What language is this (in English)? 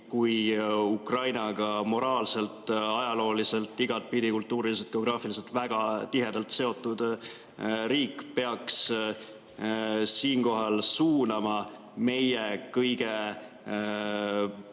Estonian